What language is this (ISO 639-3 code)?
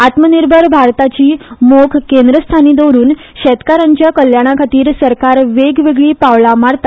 kok